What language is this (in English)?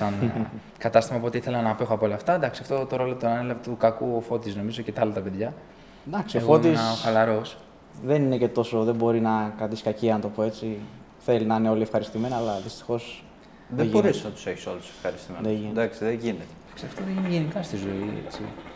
Greek